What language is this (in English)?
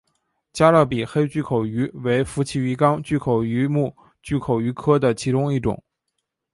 Chinese